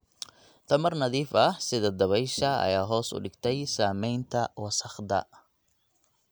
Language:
Somali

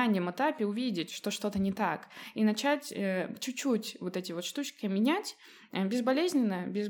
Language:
Russian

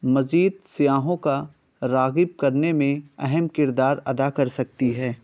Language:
Urdu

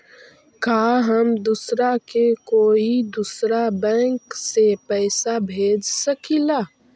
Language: Magahi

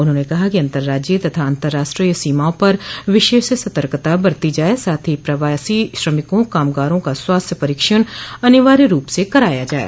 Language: Hindi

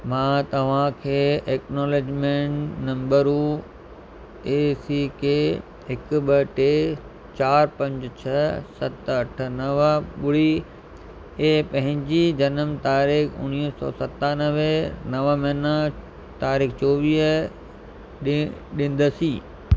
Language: Sindhi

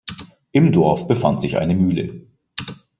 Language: German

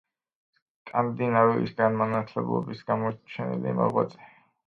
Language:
Georgian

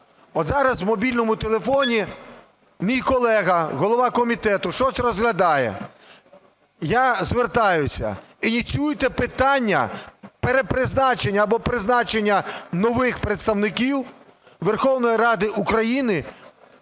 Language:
Ukrainian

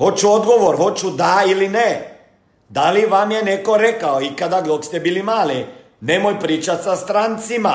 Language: Croatian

